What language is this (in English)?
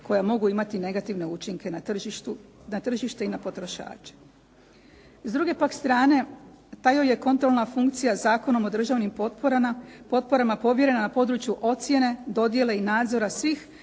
Croatian